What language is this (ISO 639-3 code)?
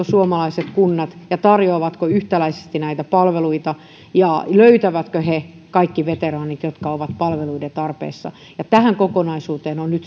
fin